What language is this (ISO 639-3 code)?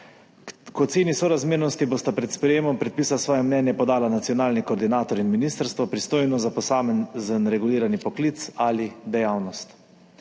slv